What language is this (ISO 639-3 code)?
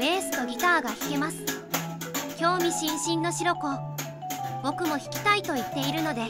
jpn